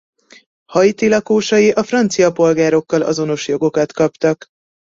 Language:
Hungarian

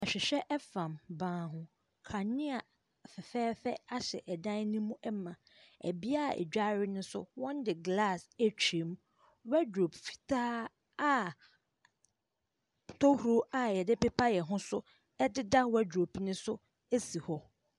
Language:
Akan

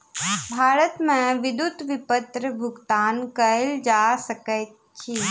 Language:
Maithili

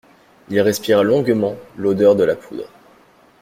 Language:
French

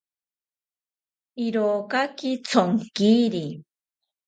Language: South Ucayali Ashéninka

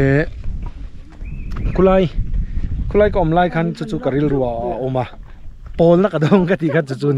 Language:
Thai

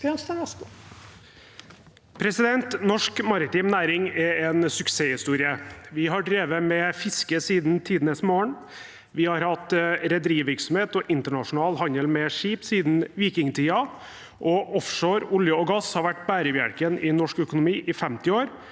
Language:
Norwegian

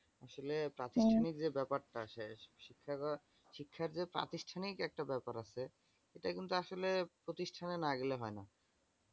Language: Bangla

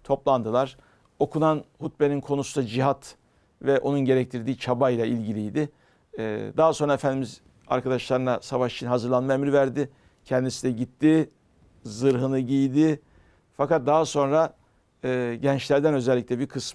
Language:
Turkish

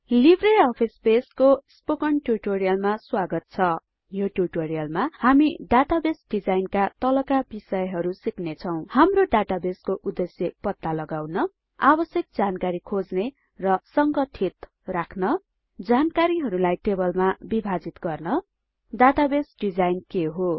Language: Nepali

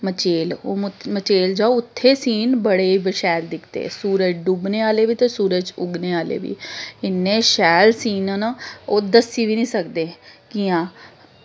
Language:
Dogri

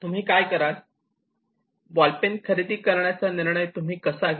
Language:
Marathi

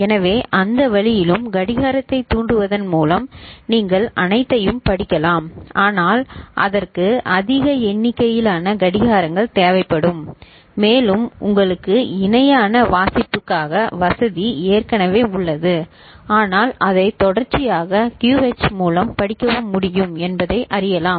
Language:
Tamil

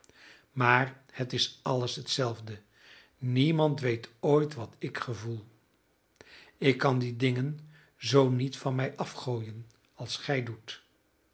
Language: Dutch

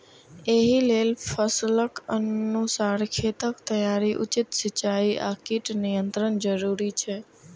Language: Maithili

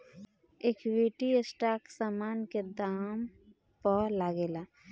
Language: Bhojpuri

